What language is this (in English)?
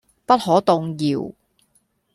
Cantonese